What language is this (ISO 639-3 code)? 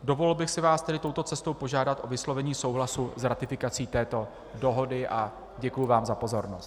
ces